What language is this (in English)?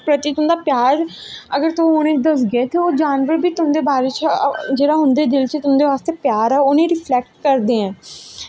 Dogri